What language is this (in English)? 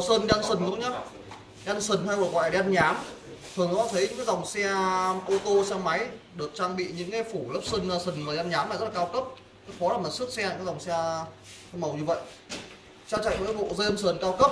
Vietnamese